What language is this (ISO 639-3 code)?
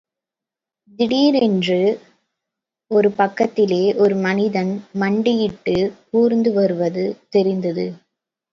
tam